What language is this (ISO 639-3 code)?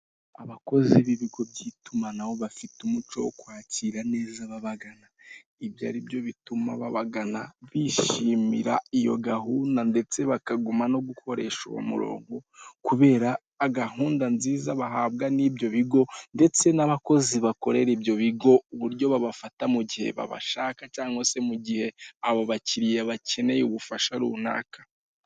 kin